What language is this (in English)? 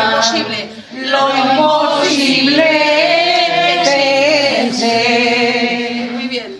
Greek